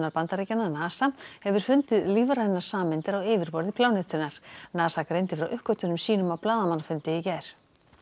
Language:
Icelandic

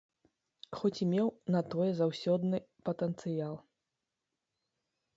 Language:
Belarusian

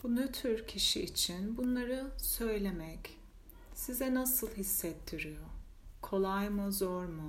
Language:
Turkish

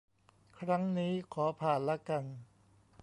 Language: Thai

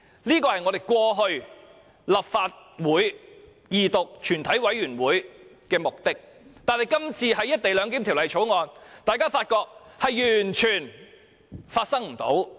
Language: Cantonese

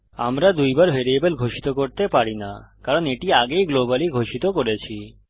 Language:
Bangla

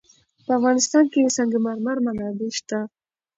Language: Pashto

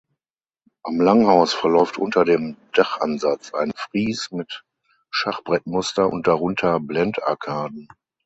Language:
German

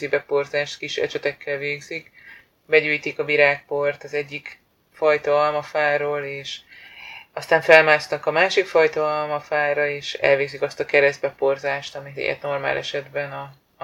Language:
Hungarian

